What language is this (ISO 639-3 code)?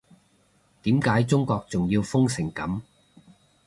yue